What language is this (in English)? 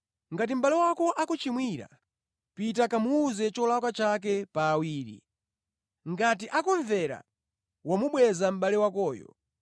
Nyanja